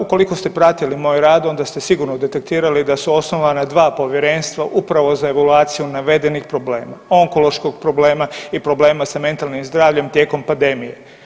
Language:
Croatian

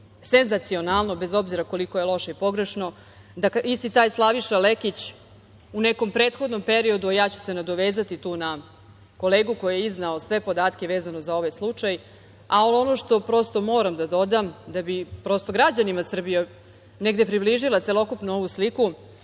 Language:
Serbian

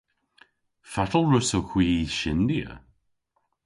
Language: Cornish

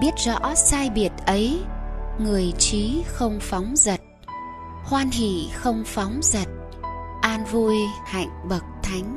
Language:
Vietnamese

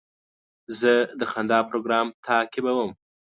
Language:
Pashto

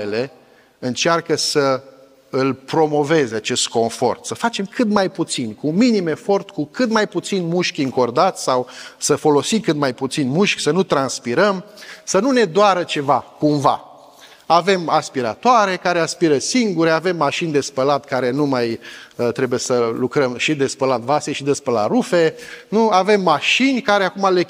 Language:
Romanian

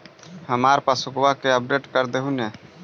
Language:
Magahi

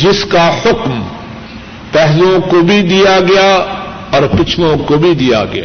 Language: Urdu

